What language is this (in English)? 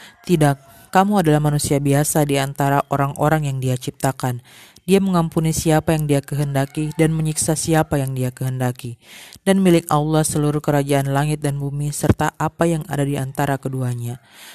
Indonesian